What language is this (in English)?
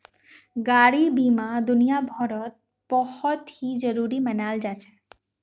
Magahi